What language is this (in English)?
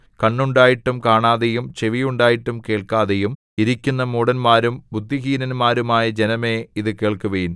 Malayalam